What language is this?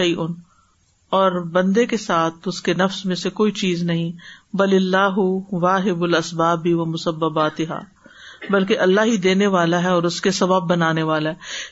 Urdu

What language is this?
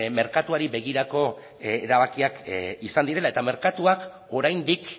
Basque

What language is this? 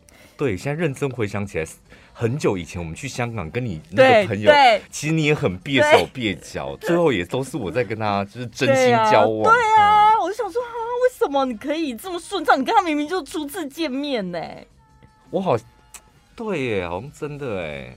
Chinese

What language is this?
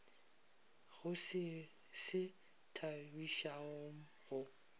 Northern Sotho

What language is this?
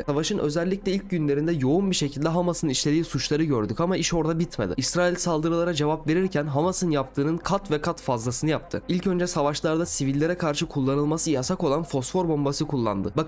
Turkish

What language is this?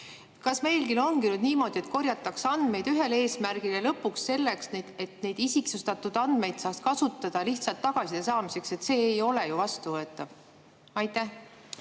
Estonian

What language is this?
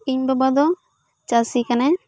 Santali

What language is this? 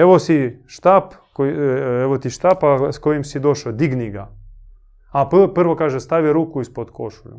Croatian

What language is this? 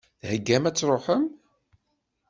Kabyle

